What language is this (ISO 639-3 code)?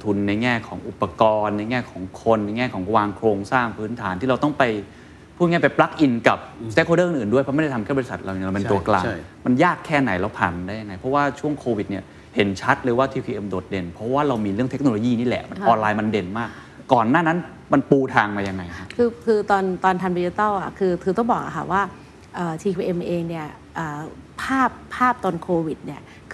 tha